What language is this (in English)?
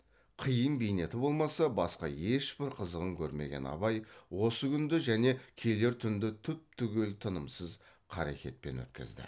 Kazakh